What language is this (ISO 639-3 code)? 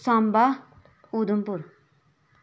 doi